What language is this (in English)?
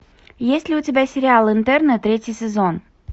Russian